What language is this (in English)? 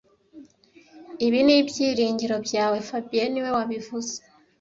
Kinyarwanda